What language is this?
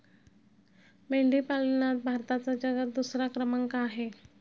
Marathi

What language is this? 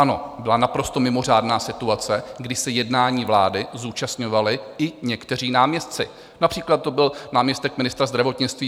Czech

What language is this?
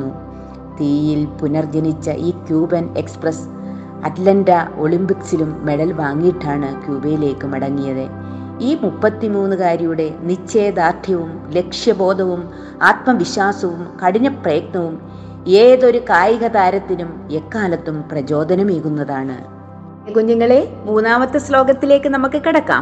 Malayalam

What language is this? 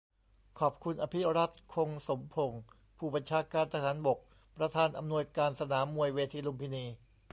Thai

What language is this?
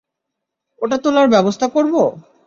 Bangla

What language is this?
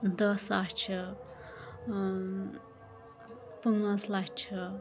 Kashmiri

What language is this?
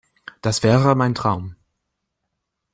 German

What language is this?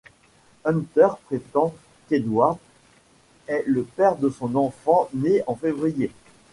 French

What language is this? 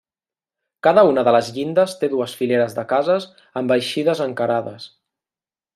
Catalan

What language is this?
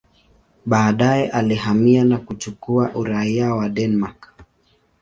Swahili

